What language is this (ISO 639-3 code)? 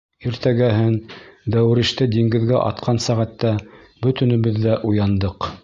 bak